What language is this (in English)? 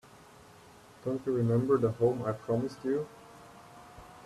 English